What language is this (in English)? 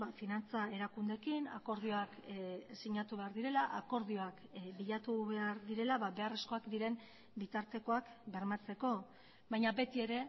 Basque